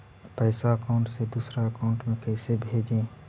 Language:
Magahi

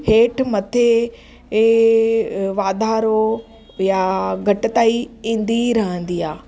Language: Sindhi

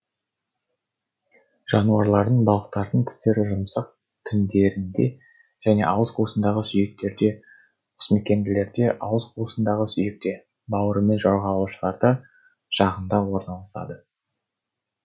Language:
Kazakh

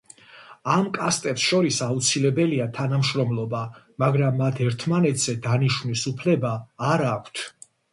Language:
Georgian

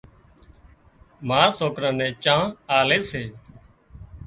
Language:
Wadiyara Koli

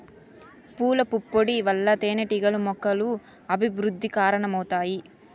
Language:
Telugu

